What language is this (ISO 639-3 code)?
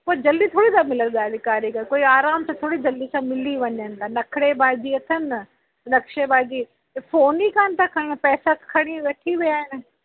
snd